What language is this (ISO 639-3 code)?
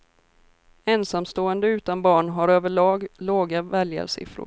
swe